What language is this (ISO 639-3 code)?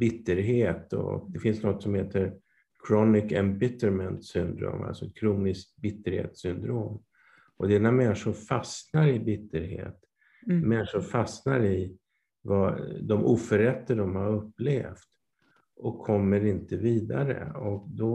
swe